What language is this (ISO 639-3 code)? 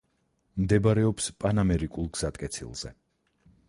kat